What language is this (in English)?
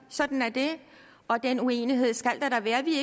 Danish